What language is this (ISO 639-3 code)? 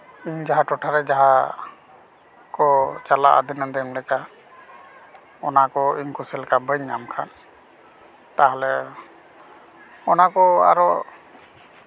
sat